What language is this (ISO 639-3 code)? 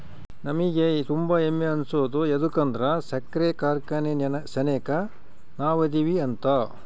kan